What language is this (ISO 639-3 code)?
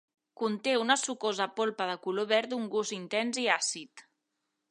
cat